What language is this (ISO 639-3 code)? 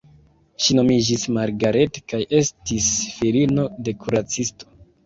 epo